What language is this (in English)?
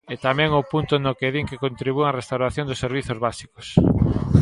Galician